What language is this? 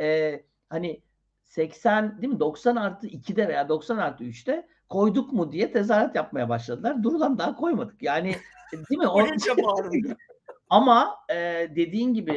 Turkish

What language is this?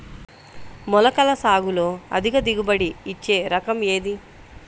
Telugu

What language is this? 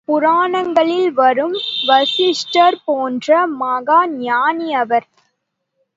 Tamil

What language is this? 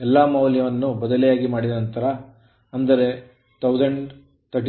Kannada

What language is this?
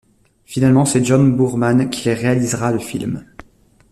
French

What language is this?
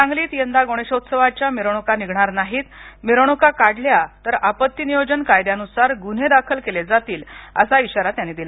Marathi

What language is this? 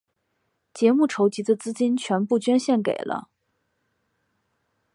Chinese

